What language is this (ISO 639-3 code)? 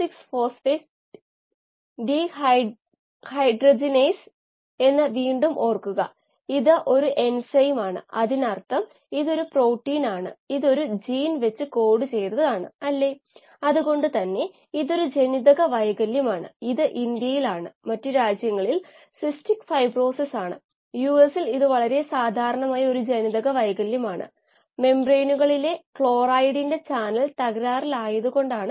mal